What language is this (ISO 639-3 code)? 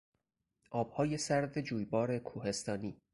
fas